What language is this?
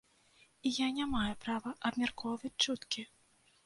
Belarusian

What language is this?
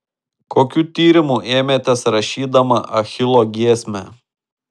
Lithuanian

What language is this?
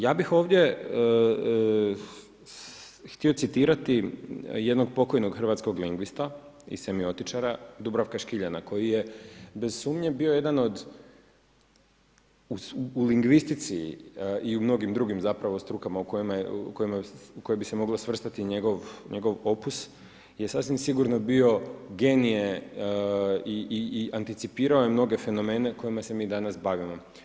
Croatian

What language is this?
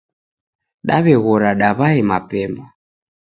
Taita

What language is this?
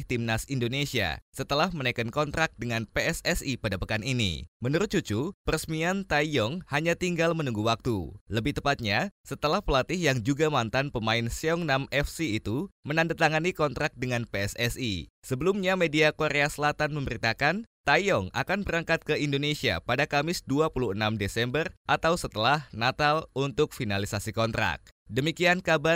Indonesian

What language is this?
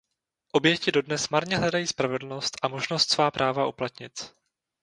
Czech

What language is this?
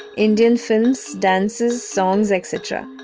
English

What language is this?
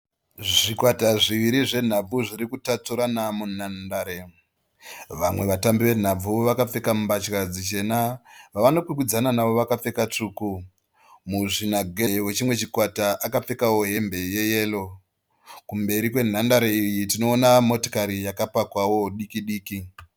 Shona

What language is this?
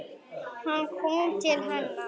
Icelandic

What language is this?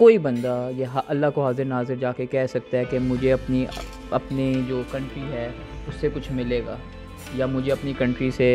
Urdu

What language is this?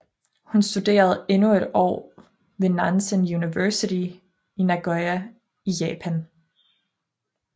Danish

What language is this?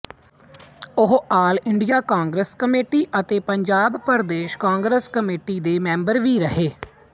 Punjabi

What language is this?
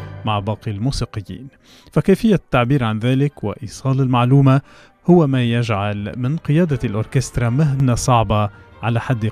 Arabic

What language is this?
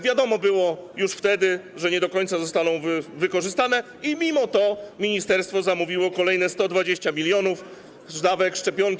Polish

